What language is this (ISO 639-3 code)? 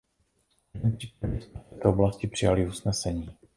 ces